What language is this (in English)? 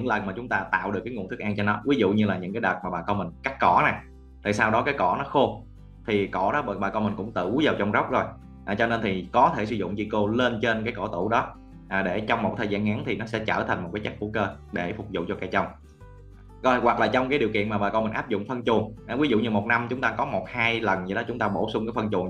Vietnamese